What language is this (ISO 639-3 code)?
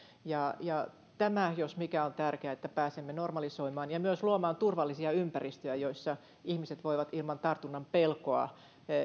fin